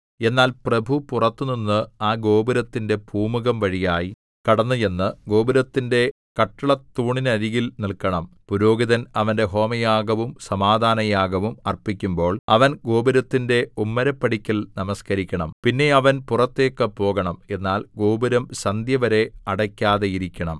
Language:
Malayalam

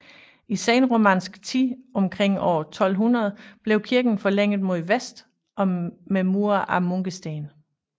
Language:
Danish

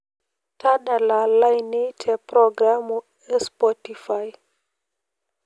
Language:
Masai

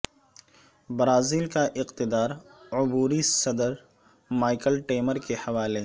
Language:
Urdu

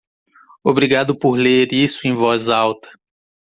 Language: Portuguese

